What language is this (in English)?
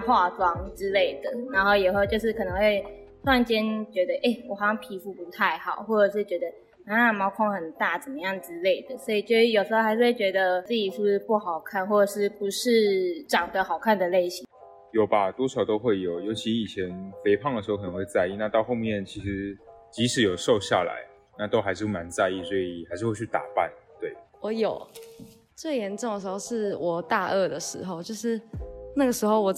Chinese